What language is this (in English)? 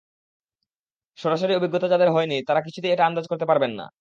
Bangla